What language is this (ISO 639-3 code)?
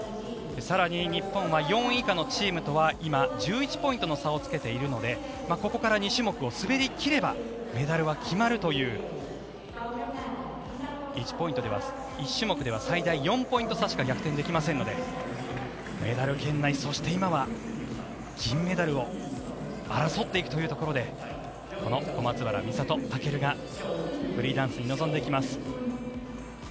jpn